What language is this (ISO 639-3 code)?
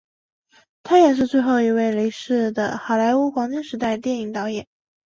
zho